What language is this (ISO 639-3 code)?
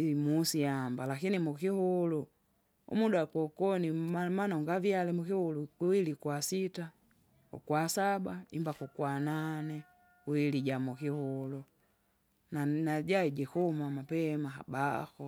zga